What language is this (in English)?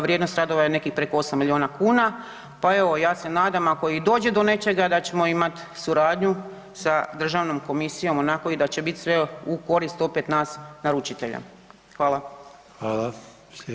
Croatian